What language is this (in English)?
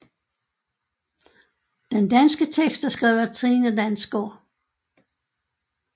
Danish